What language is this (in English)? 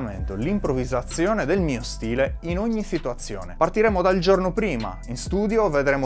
Italian